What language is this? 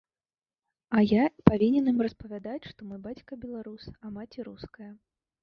Belarusian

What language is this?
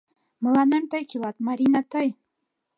Mari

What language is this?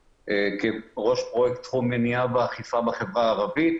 Hebrew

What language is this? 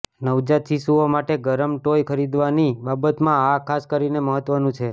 Gujarati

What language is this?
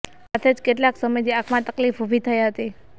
Gujarati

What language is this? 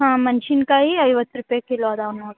Kannada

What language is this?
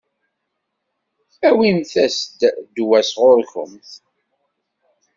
Kabyle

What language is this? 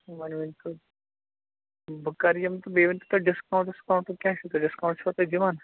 Kashmiri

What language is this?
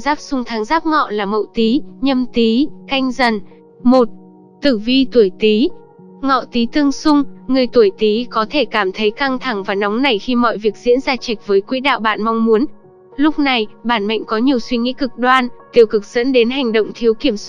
Vietnamese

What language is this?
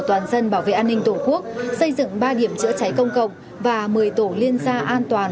Vietnamese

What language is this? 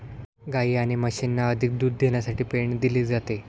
Marathi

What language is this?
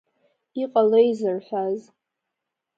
Abkhazian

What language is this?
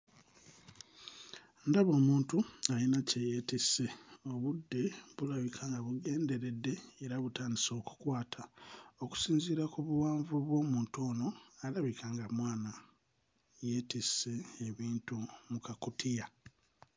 Ganda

